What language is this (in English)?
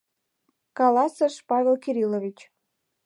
Mari